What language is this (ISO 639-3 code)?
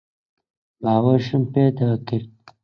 ckb